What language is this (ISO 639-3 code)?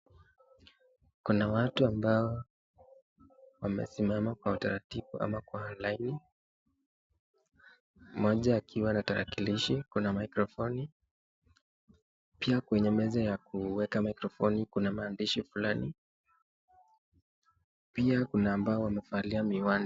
swa